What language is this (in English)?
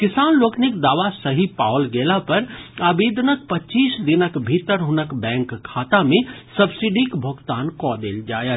Maithili